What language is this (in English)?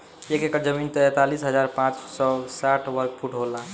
Bhojpuri